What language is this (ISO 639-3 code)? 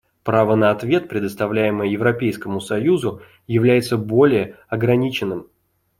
rus